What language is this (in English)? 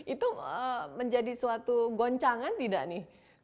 Indonesian